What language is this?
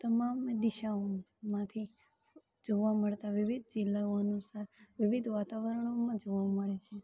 Gujarati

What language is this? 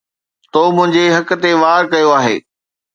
Sindhi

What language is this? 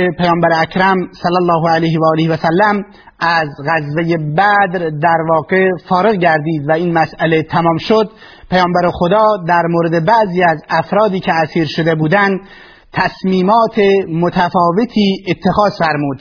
Persian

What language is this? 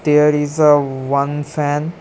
English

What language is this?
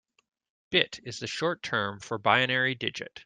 English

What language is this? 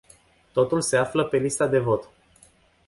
Romanian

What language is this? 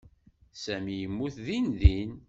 Kabyle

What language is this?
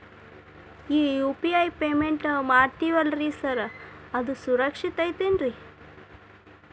Kannada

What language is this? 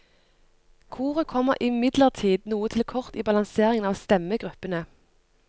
Norwegian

